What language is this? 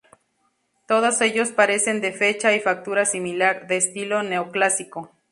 Spanish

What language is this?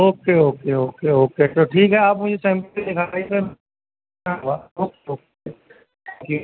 Urdu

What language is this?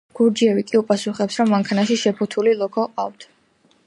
Georgian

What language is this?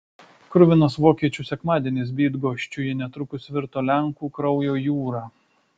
Lithuanian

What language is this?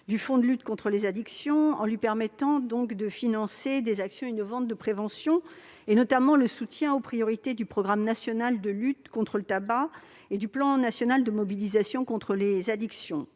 French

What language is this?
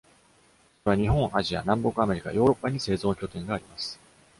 Japanese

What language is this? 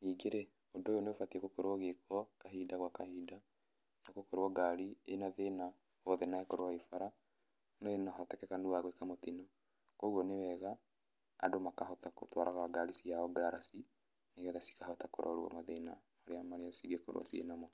Kikuyu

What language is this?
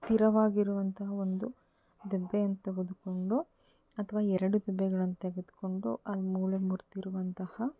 Kannada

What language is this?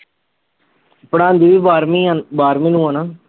Punjabi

